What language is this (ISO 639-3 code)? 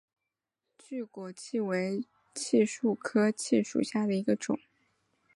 zho